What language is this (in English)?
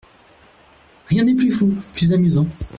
French